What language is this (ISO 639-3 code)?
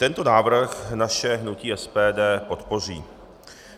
ces